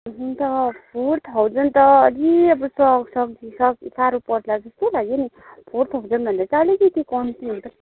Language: Nepali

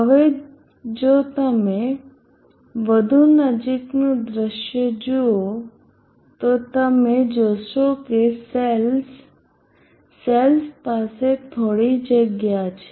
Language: Gujarati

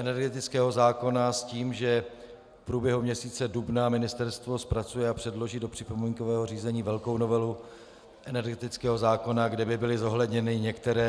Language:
Czech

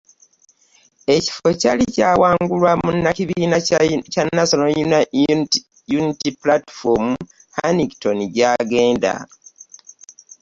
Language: Ganda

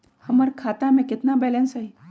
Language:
Magahi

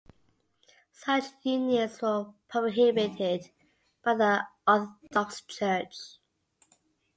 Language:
English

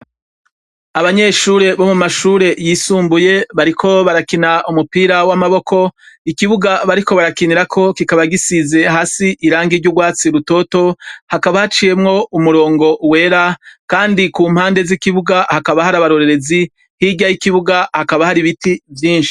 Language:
Rundi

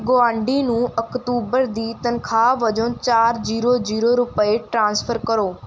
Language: Punjabi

